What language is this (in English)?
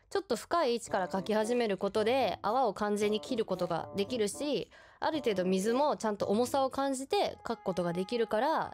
Japanese